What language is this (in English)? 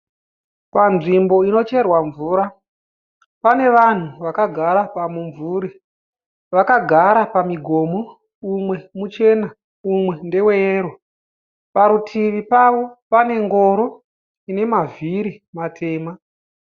Shona